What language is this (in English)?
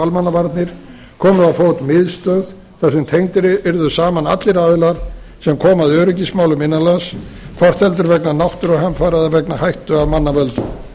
Icelandic